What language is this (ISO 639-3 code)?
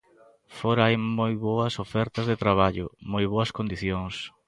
glg